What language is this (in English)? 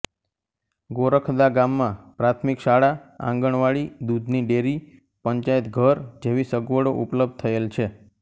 Gujarati